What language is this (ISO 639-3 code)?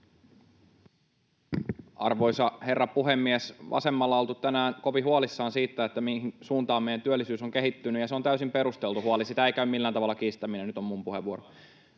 fin